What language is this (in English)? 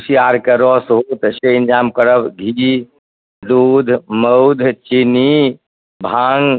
Maithili